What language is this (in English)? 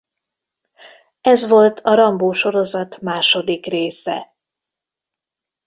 Hungarian